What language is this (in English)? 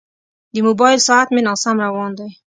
Pashto